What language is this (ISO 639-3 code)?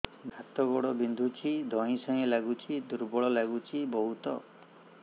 ori